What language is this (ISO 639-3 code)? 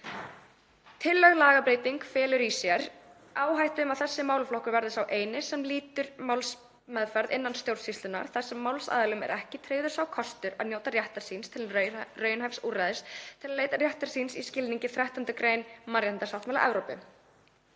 isl